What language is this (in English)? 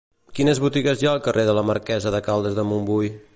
Catalan